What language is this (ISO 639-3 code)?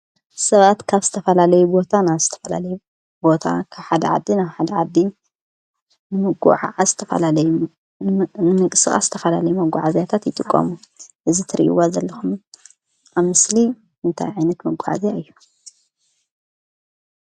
tir